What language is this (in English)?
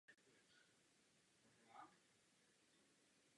Czech